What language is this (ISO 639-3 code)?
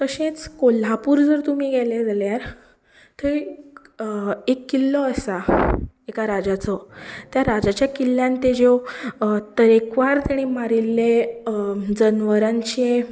kok